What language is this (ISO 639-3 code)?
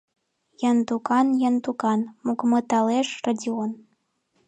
chm